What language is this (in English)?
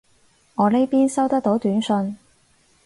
Cantonese